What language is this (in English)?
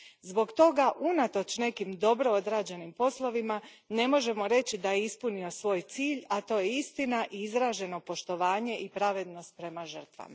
Croatian